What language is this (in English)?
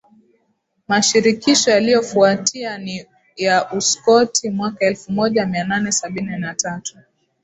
Swahili